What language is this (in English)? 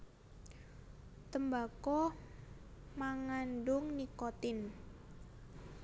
Javanese